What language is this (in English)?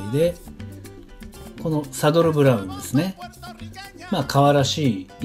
Japanese